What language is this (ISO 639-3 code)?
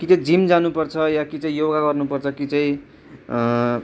nep